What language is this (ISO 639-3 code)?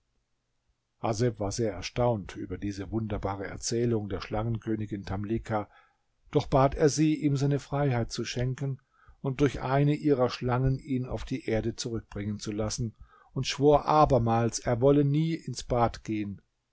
deu